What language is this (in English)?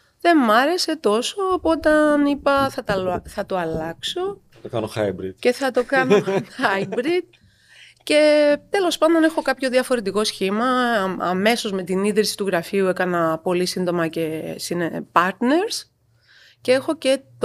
Greek